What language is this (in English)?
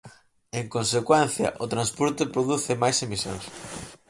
Galician